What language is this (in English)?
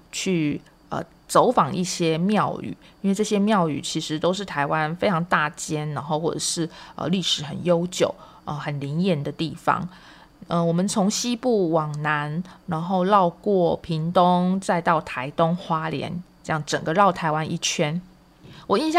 Chinese